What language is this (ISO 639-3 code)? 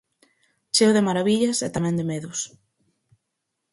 glg